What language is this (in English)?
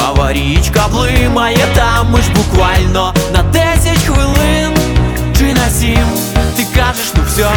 Ukrainian